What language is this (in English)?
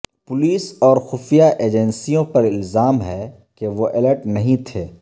Urdu